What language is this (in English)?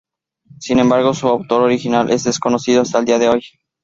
Spanish